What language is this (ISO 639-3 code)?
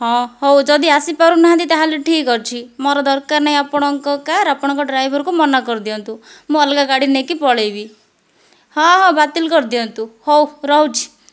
ori